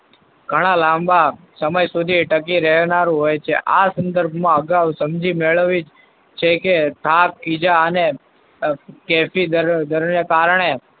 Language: Gujarati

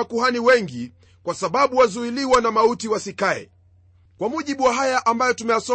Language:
Swahili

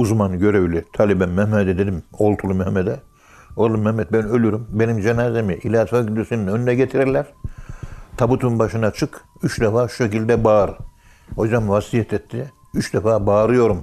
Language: Turkish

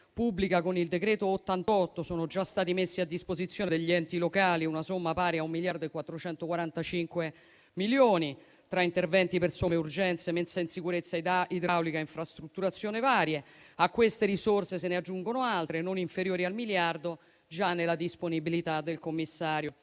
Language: Italian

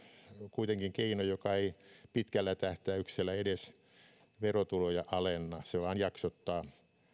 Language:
Finnish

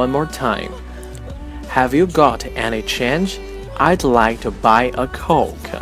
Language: Chinese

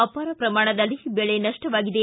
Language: Kannada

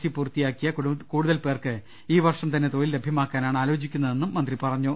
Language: Malayalam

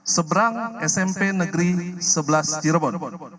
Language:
Indonesian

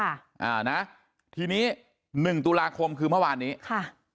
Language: Thai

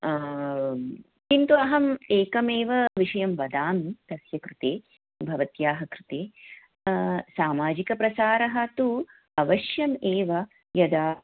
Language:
Sanskrit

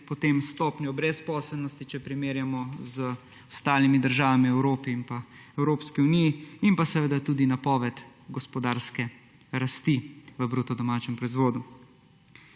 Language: Slovenian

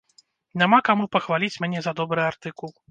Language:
Belarusian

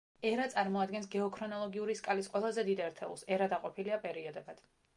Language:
Georgian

